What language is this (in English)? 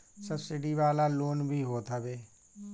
Bhojpuri